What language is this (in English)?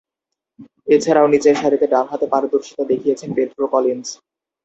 Bangla